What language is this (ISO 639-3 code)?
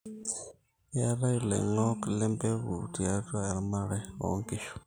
mas